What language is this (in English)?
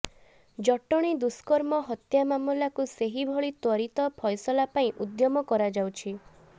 Odia